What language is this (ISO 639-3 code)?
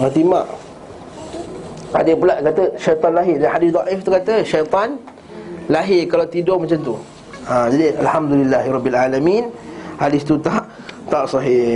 msa